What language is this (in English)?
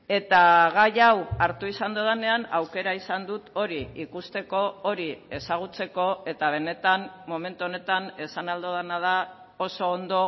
Basque